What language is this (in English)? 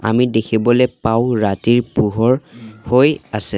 Assamese